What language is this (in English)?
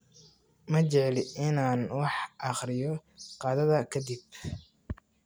Somali